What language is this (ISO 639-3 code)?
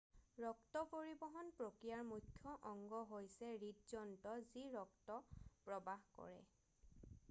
asm